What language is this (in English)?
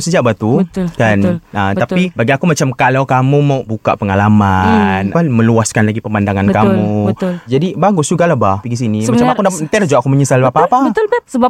Malay